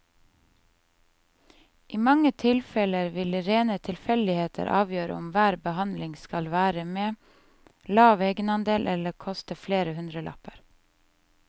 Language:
Norwegian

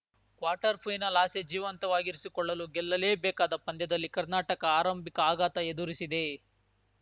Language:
Kannada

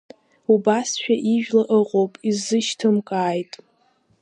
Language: Abkhazian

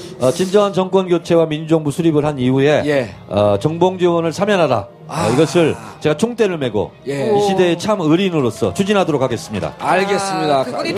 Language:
Korean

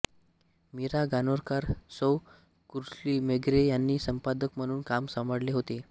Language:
Marathi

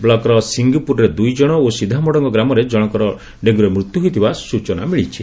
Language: Odia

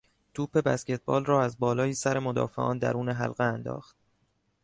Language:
Persian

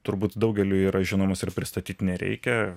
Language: Lithuanian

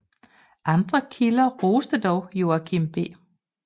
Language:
Danish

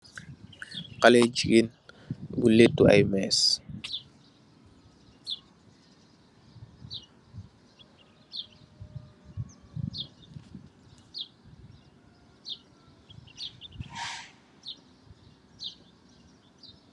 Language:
Wolof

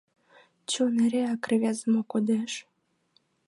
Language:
Mari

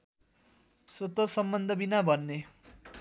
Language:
Nepali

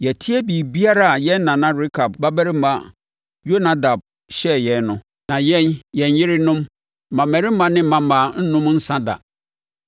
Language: Akan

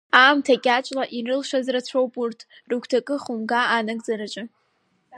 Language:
Abkhazian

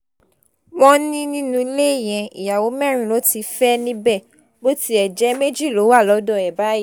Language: Yoruba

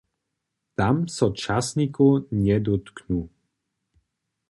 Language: Upper Sorbian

